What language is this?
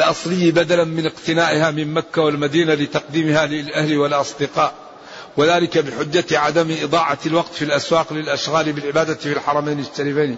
Arabic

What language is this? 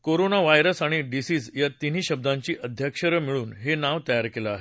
Marathi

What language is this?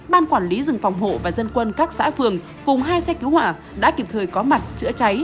Vietnamese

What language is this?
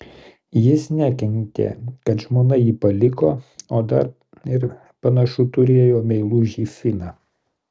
Lithuanian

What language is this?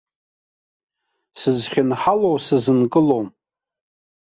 Abkhazian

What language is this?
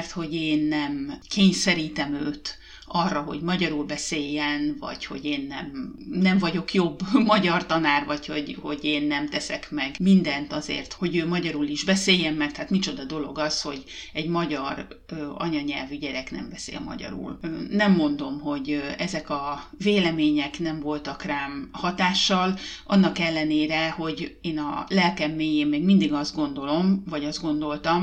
Hungarian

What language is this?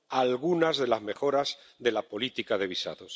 Spanish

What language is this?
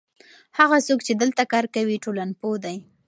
Pashto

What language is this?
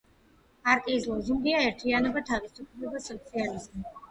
Georgian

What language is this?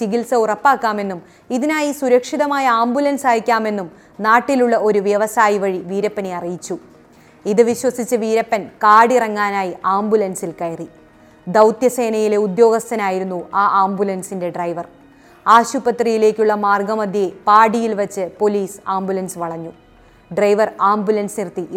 Malayalam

